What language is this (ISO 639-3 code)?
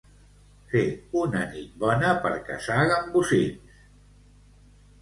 cat